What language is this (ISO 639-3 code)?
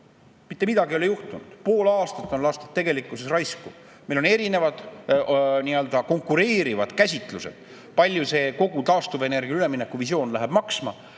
est